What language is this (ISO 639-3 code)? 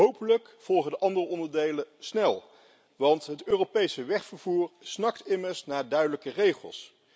nld